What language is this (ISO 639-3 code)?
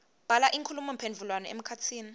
ssw